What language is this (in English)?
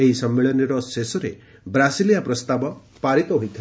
Odia